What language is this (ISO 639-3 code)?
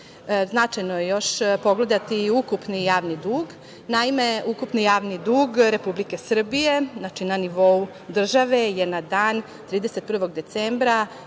srp